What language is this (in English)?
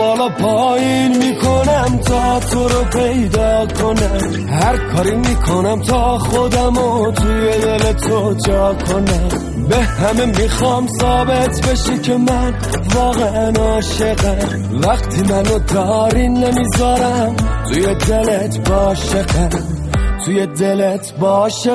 Persian